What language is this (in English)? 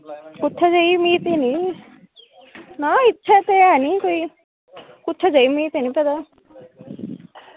Dogri